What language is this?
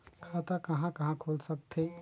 Chhattisgarhi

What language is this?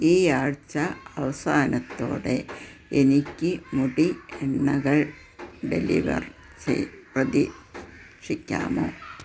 Malayalam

